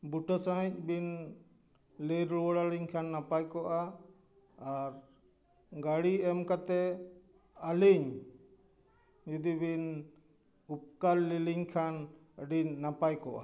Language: Santali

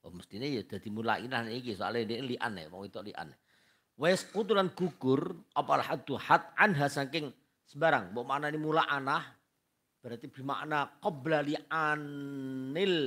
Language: Indonesian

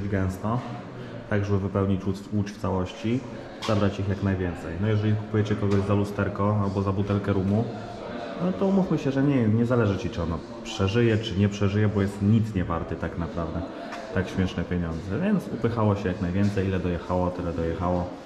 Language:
Polish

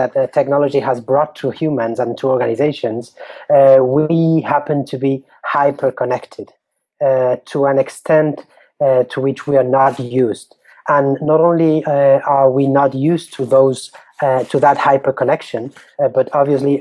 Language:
English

